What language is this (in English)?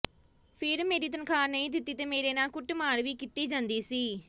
Punjabi